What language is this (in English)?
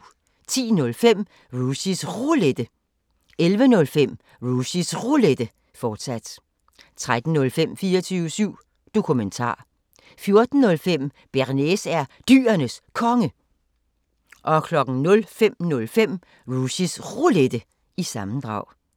Danish